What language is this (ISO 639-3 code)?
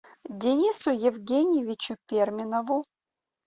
rus